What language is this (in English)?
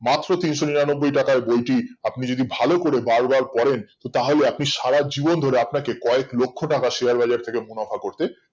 Bangla